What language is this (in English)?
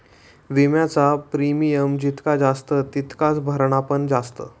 Marathi